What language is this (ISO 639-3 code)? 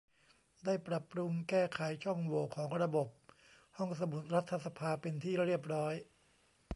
tha